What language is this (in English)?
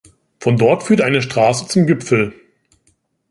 German